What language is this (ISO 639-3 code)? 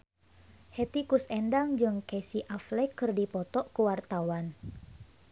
sun